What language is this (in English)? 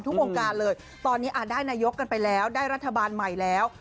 Thai